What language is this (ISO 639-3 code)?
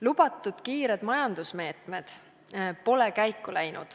est